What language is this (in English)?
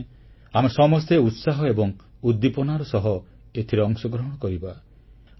Odia